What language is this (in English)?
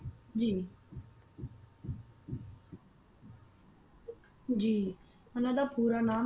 Punjabi